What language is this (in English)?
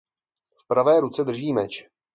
Czech